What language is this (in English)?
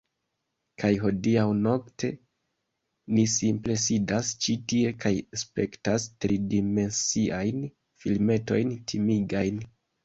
Esperanto